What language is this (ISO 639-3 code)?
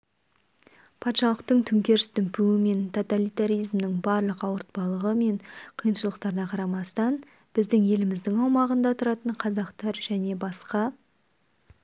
kaz